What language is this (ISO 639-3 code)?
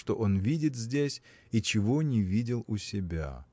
rus